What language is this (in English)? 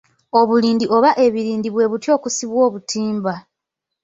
Ganda